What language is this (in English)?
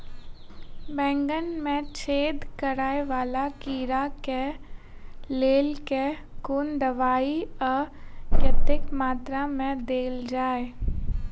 Maithili